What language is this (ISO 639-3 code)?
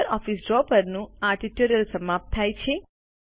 guj